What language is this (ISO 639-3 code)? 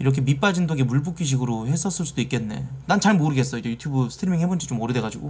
kor